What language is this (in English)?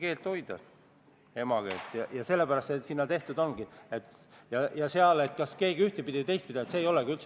Estonian